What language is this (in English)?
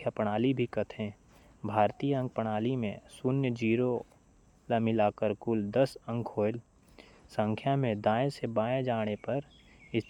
Korwa